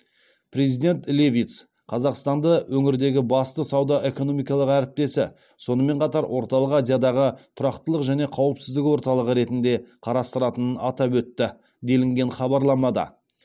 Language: Kazakh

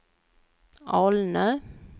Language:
Swedish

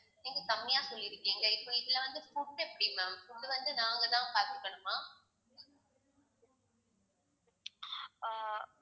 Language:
Tamil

